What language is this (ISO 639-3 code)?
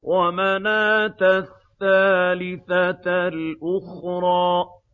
ara